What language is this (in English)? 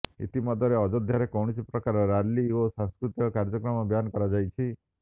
Odia